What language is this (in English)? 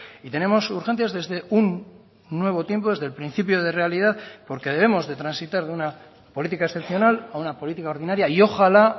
Spanish